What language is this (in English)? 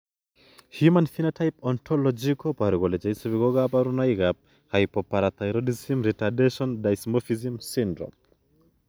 Kalenjin